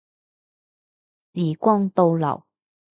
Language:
Cantonese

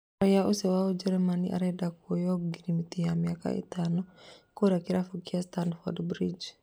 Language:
Kikuyu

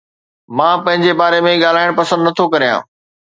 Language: Sindhi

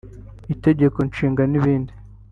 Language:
Kinyarwanda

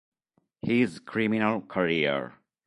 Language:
Italian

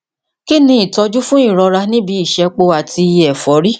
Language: Yoruba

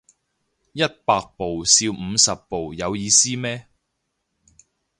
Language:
Cantonese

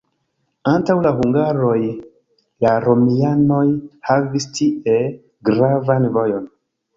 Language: Esperanto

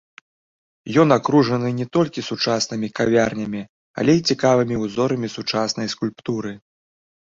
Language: Belarusian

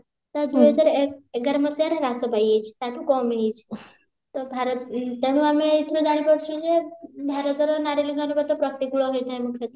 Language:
Odia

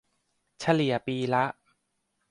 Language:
Thai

